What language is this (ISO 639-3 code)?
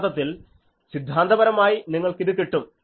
mal